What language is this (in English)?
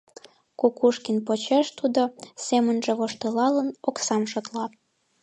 Mari